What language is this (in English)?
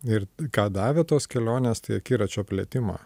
Lithuanian